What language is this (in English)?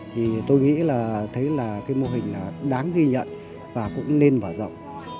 Vietnamese